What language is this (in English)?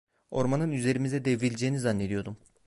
Turkish